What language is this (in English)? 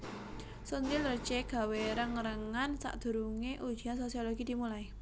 Javanese